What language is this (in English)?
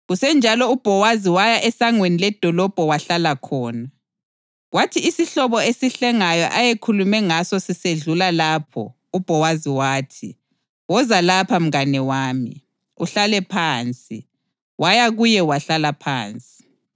North Ndebele